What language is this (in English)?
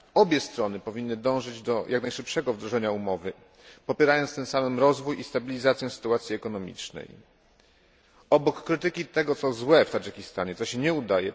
Polish